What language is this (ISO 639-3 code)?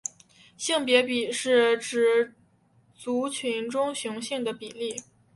zho